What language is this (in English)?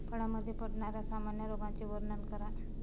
Marathi